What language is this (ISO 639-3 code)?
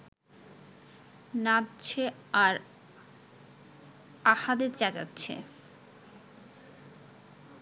ben